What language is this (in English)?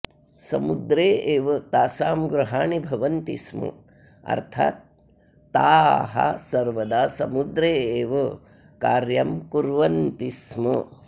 Sanskrit